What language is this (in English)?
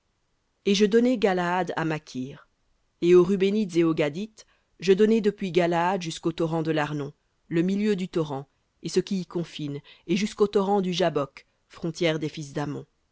French